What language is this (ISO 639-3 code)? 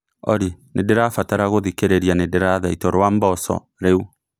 kik